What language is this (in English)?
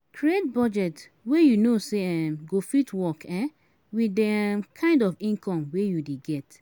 Nigerian Pidgin